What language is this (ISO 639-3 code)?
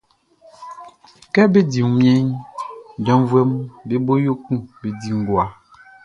bci